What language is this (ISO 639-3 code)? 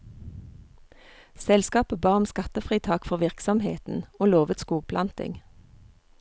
nor